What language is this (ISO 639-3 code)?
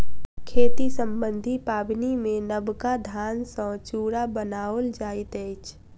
mai